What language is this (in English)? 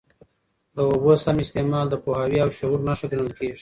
Pashto